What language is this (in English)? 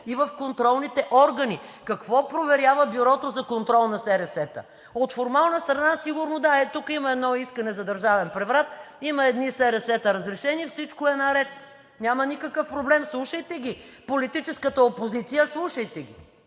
Bulgarian